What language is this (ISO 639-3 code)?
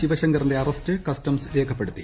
mal